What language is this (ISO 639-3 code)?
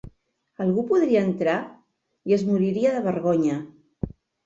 cat